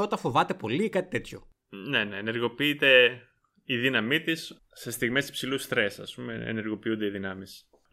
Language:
Greek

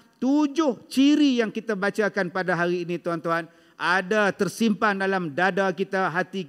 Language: Malay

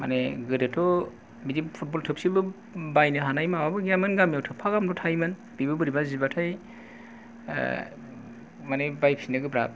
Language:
Bodo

